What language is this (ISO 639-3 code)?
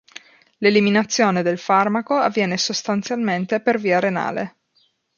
ita